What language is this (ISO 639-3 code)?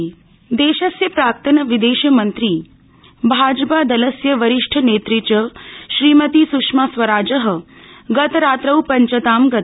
san